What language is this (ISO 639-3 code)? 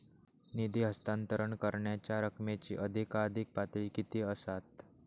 mar